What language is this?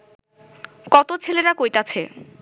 Bangla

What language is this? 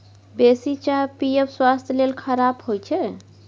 Maithili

